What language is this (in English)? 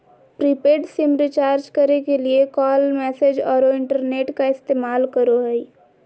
Magahi